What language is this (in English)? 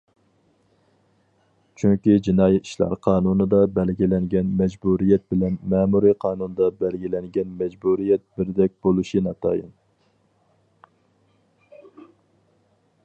Uyghur